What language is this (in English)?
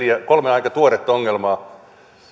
Finnish